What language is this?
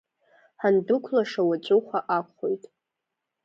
Abkhazian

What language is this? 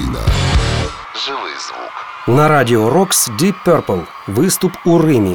Ukrainian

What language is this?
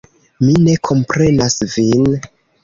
Esperanto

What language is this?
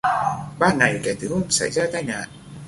Vietnamese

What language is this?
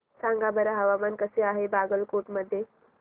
Marathi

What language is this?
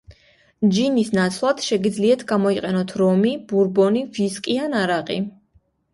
Georgian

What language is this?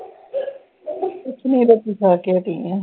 Punjabi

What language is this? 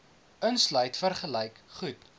Afrikaans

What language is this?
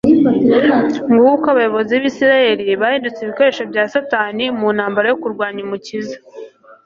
Kinyarwanda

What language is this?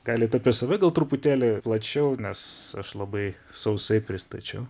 Lithuanian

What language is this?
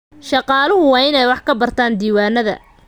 Somali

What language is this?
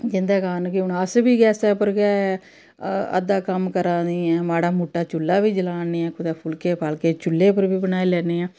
Dogri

